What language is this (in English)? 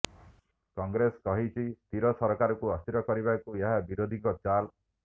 Odia